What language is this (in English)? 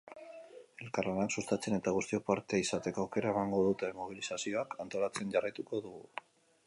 Basque